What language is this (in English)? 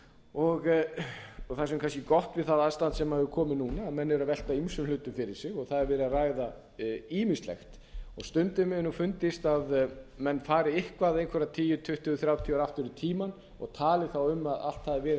Icelandic